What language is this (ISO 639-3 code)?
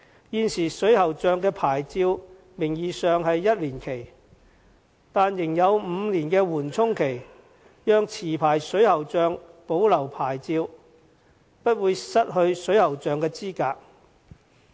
yue